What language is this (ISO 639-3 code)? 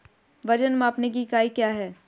hin